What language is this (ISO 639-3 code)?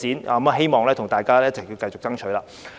yue